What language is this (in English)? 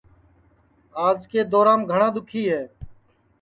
Sansi